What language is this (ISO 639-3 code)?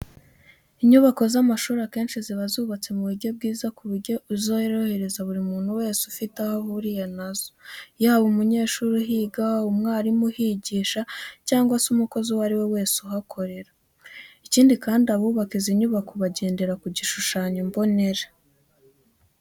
kin